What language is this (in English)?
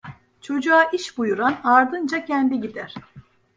Turkish